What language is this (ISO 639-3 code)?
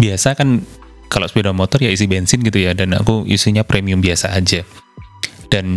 ind